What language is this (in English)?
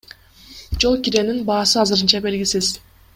Kyrgyz